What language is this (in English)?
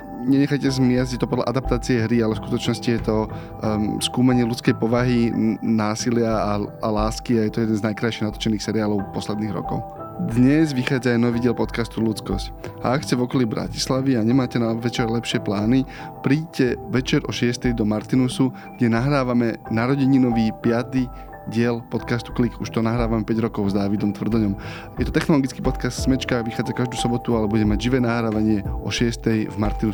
Slovak